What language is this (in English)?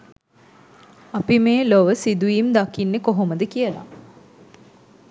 Sinhala